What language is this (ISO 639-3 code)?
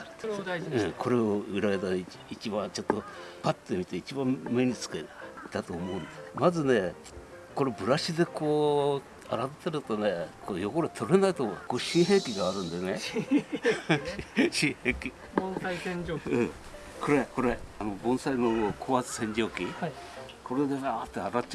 jpn